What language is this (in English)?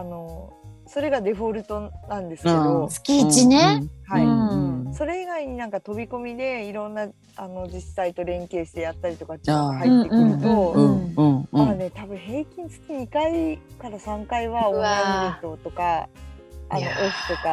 Japanese